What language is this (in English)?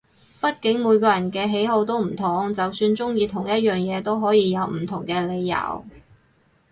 Cantonese